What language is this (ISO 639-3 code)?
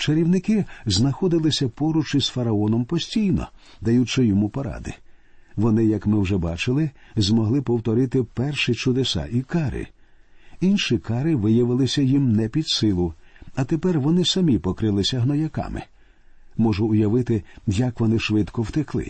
ukr